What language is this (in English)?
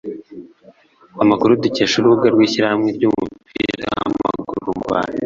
Kinyarwanda